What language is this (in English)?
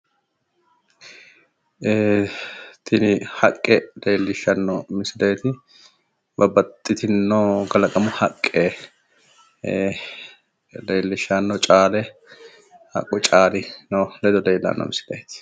Sidamo